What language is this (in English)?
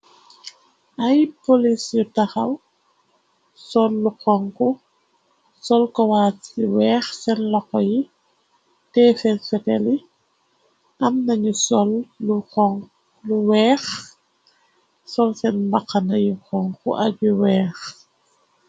Wolof